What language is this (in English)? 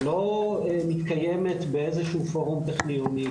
Hebrew